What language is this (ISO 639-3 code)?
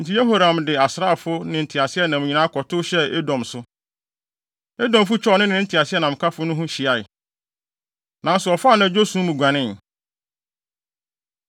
aka